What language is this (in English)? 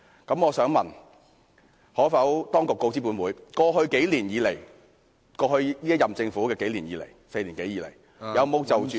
Cantonese